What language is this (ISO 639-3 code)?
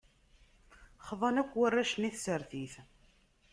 kab